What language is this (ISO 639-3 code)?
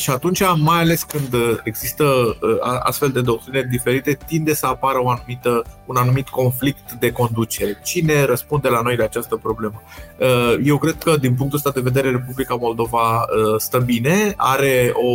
ron